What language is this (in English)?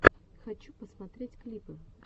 Russian